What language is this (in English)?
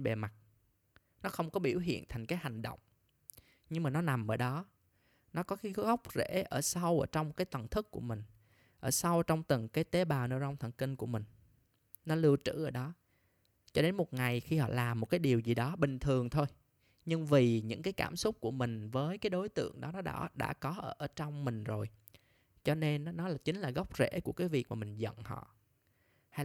Vietnamese